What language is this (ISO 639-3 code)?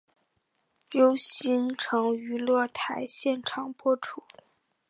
zho